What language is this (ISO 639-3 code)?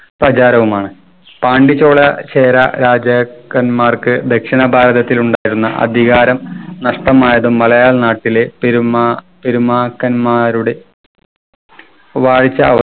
mal